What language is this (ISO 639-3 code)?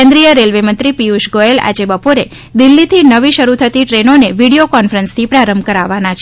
guj